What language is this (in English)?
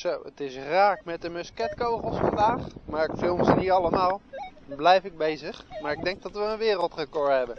Dutch